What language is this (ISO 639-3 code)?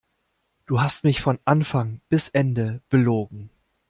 deu